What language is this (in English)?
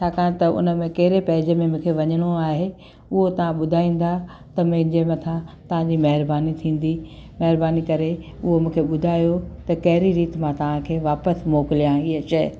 Sindhi